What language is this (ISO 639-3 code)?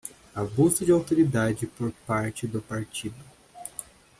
por